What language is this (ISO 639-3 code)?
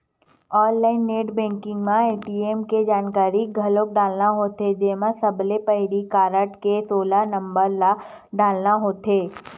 hne